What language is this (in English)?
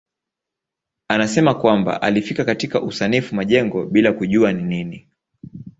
Swahili